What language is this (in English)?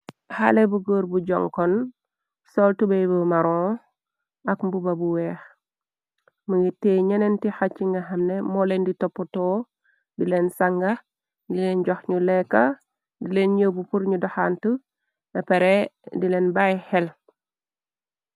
Wolof